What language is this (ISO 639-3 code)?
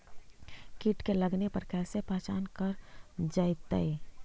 mag